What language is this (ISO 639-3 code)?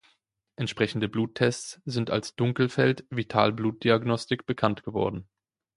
deu